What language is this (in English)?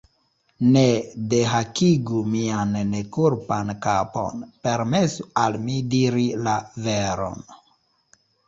Esperanto